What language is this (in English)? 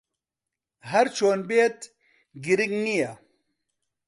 Central Kurdish